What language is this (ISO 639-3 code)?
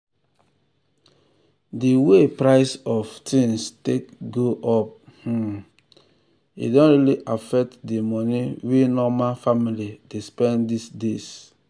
pcm